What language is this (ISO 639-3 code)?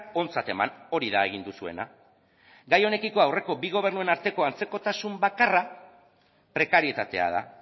eus